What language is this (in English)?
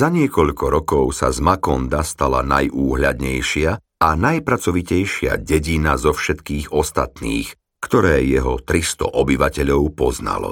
Slovak